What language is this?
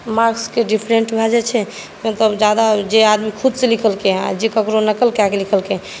Maithili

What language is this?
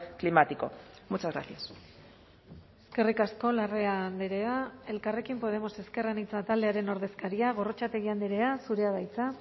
Basque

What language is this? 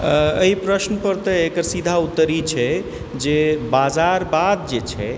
Maithili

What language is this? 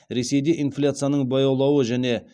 Kazakh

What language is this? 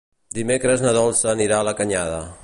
Catalan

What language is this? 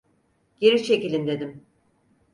Turkish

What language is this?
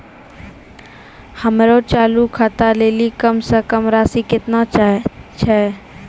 Maithili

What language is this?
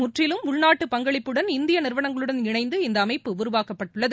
Tamil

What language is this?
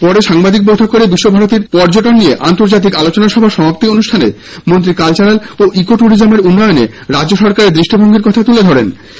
Bangla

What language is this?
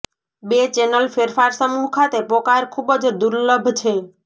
Gujarati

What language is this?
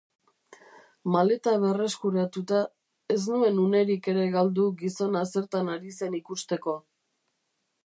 Basque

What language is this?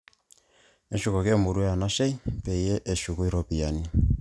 Masai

